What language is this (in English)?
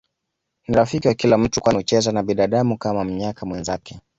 Swahili